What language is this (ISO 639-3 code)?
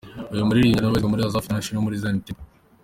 kin